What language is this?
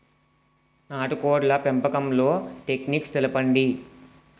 Telugu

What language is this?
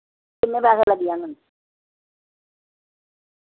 Dogri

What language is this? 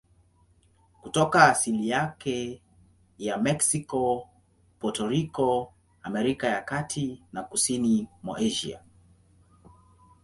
Swahili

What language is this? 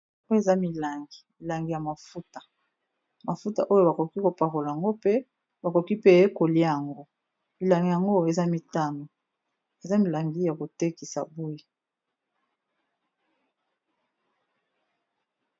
Lingala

